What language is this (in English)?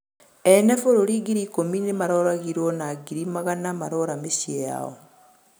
Kikuyu